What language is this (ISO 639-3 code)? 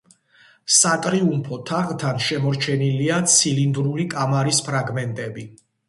kat